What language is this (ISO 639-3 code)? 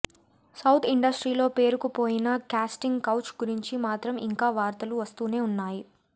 tel